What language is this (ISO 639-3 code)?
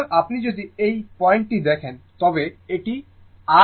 ben